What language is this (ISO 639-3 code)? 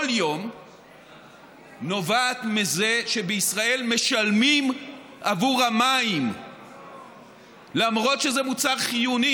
heb